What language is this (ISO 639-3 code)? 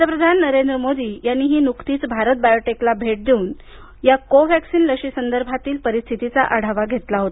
mar